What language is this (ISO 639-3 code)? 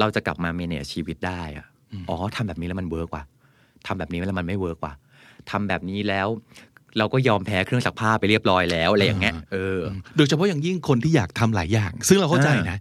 tha